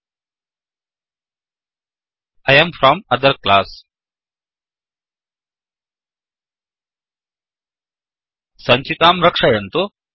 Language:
Sanskrit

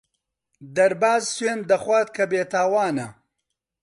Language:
Central Kurdish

